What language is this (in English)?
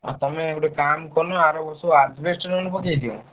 Odia